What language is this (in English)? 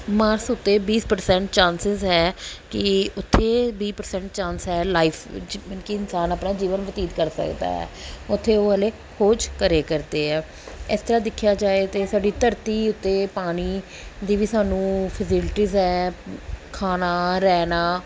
Punjabi